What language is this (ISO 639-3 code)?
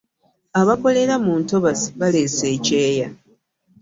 lug